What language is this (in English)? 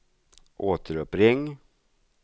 Swedish